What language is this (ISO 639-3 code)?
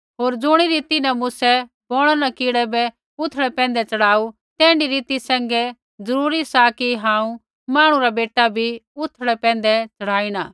kfx